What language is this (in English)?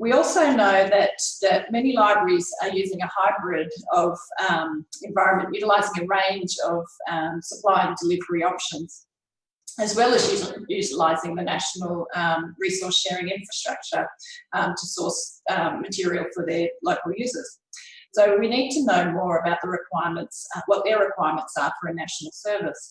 English